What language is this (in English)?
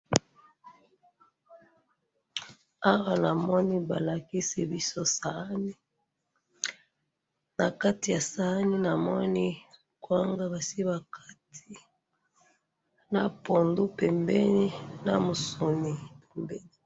Lingala